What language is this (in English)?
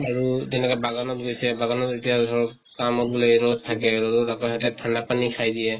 Assamese